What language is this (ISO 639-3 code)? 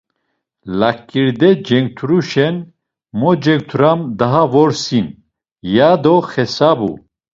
lzz